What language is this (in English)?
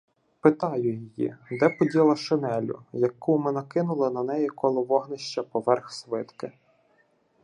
Ukrainian